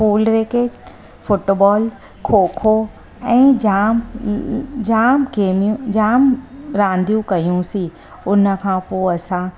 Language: Sindhi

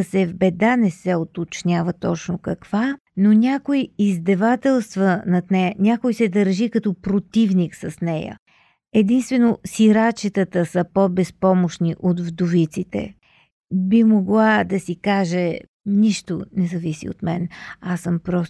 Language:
Bulgarian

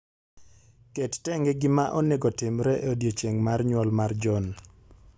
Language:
Luo (Kenya and Tanzania)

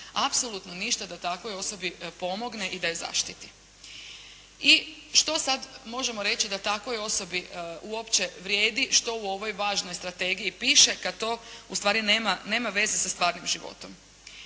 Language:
Croatian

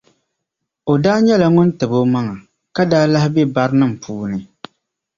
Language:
Dagbani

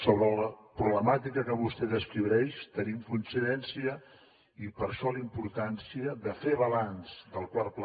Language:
Catalan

